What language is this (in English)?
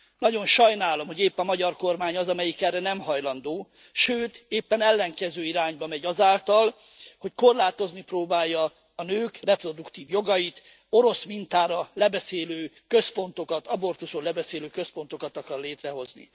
Hungarian